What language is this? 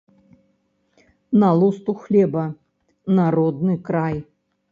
Belarusian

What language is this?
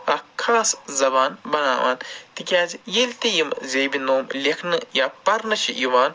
Kashmiri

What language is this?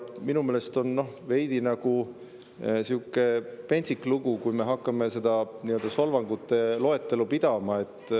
Estonian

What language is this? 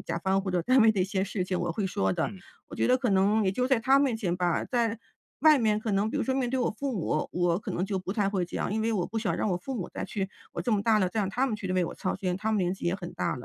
Chinese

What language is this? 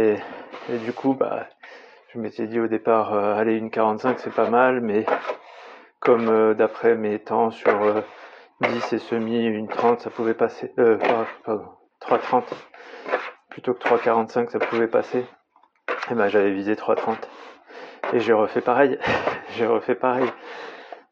French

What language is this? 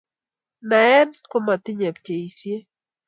Kalenjin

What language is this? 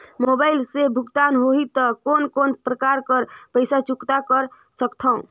Chhattisgarhi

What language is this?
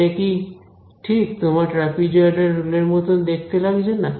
Bangla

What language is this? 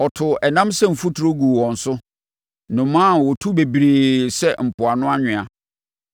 Akan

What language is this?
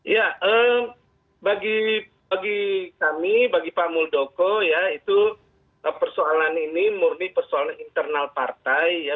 Indonesian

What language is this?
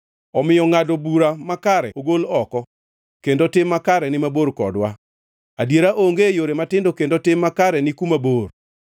Luo (Kenya and Tanzania)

